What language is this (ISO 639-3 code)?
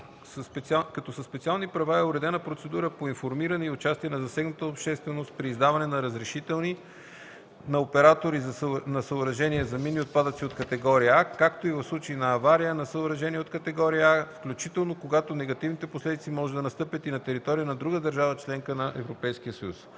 bul